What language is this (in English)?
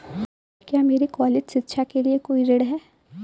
Hindi